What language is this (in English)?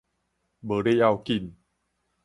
Min Nan Chinese